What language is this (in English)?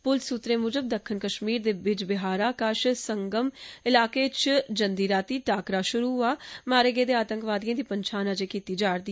Dogri